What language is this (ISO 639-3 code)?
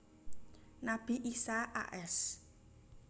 jav